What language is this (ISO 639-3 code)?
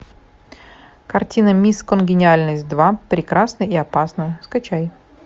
rus